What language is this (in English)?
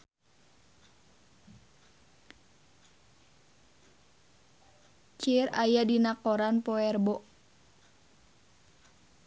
Sundanese